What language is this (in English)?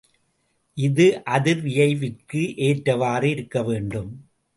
Tamil